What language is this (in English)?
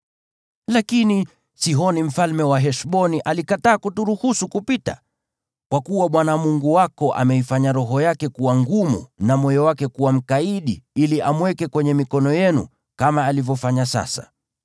Swahili